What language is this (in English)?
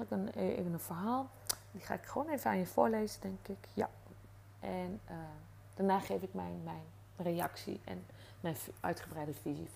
Dutch